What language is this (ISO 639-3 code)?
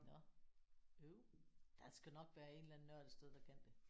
dan